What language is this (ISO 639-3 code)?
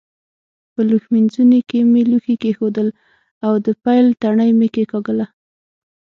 pus